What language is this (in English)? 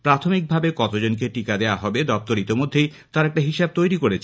Bangla